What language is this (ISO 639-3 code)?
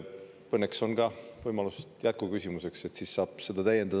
est